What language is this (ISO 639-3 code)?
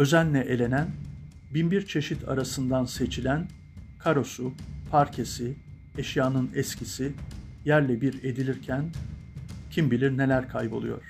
tur